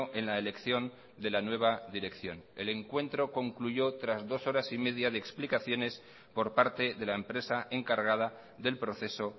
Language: Spanish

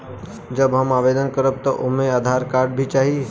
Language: Bhojpuri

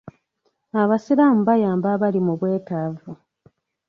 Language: Ganda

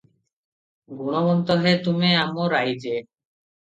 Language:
Odia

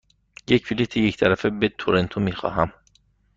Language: Persian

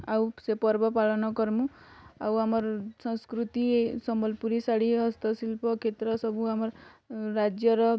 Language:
Odia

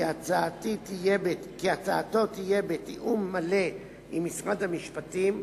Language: Hebrew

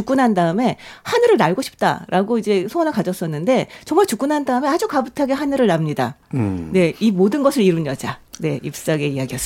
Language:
Korean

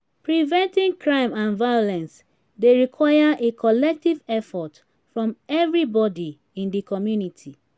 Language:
Nigerian Pidgin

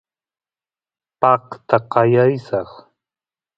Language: Santiago del Estero Quichua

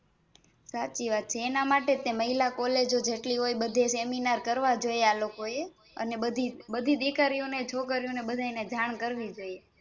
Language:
Gujarati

